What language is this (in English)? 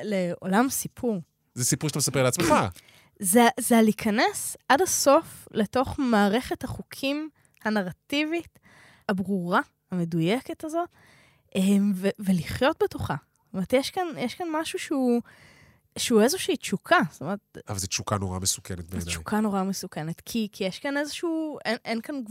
Hebrew